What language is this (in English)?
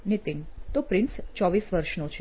Gujarati